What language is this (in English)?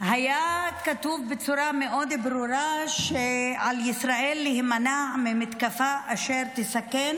Hebrew